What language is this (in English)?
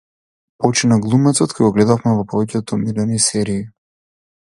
Macedonian